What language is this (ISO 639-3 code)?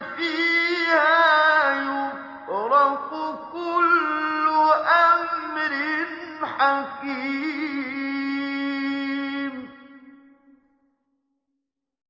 ara